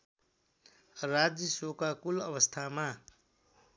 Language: Nepali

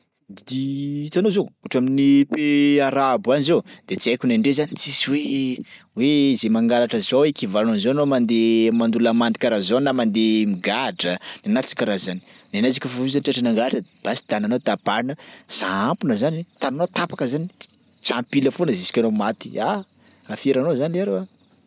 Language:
Sakalava Malagasy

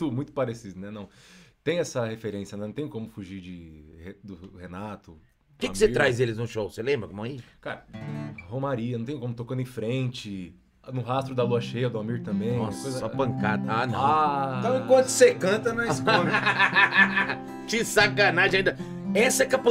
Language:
Portuguese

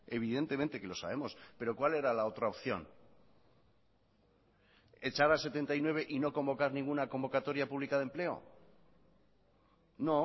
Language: Spanish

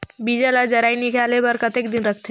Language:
Chhattisgarhi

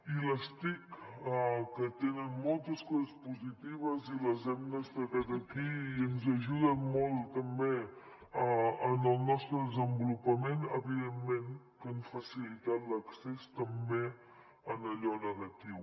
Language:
Catalan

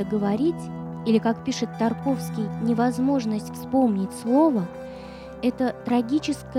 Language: Russian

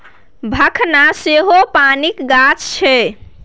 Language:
Maithili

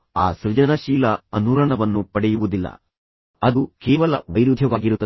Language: Kannada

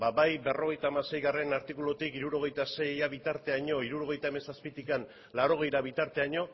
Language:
Basque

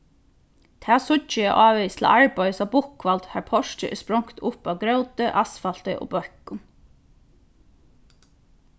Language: Faroese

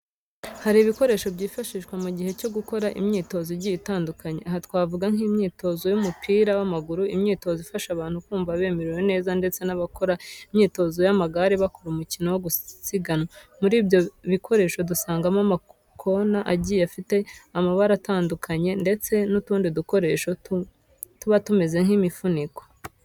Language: Kinyarwanda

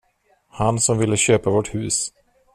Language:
Swedish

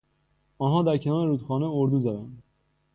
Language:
Persian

